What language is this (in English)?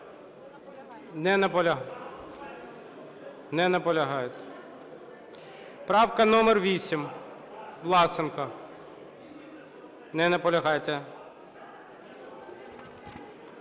Ukrainian